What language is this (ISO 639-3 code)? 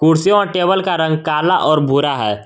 hin